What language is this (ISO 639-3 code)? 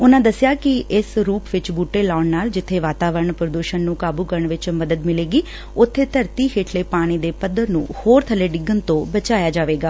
pan